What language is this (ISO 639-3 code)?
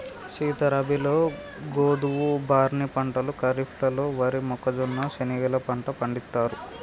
tel